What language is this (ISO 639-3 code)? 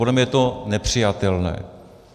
ces